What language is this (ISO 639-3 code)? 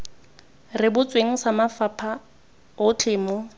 tsn